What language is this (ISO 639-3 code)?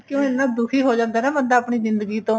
pan